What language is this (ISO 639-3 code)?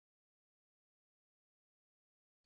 zho